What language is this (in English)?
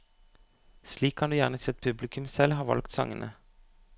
Norwegian